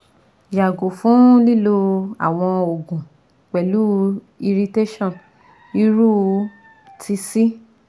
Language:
Yoruba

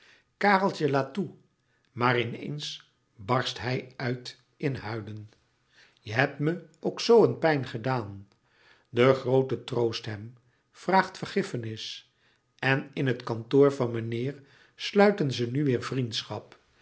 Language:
Dutch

